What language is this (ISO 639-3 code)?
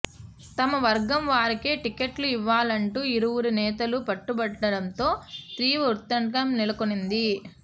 tel